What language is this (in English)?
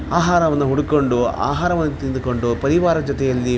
Kannada